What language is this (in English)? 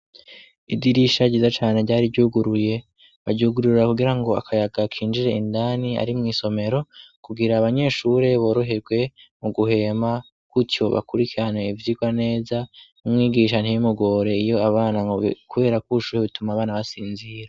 Rundi